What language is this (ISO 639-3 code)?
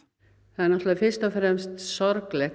isl